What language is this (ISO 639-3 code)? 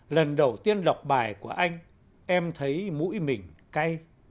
vie